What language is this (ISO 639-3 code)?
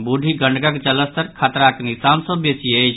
mai